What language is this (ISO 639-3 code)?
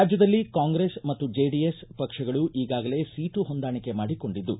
kan